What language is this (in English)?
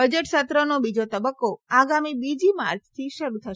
Gujarati